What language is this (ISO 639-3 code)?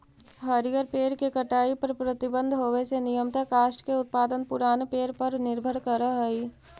mag